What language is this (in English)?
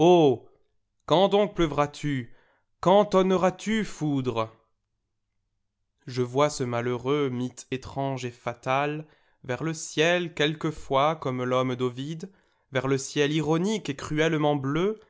French